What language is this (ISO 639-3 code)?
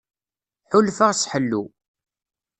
kab